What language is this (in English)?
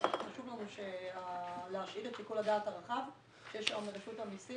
Hebrew